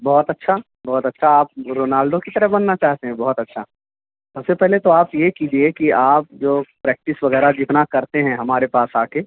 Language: Urdu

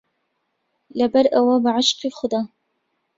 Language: Central Kurdish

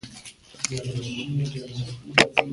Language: Pashto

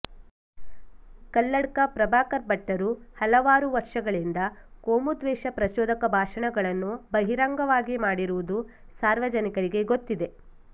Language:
Kannada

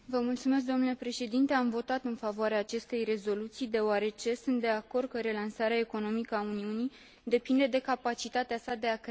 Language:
Romanian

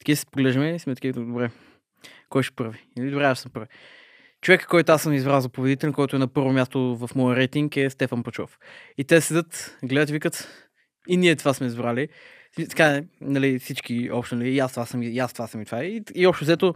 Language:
Bulgarian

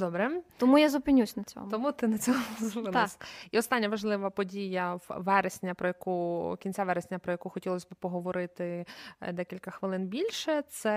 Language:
Ukrainian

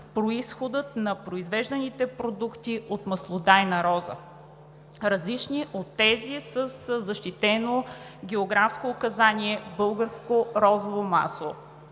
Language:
Bulgarian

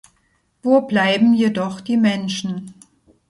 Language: German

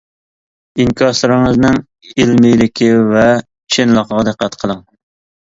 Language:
Uyghur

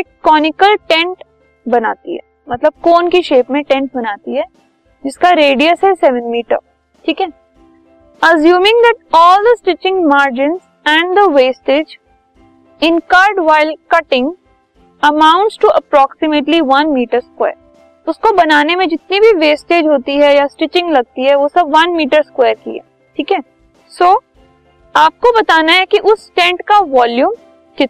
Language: Hindi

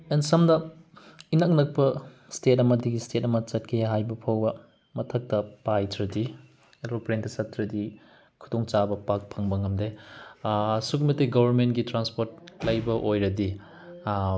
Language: Manipuri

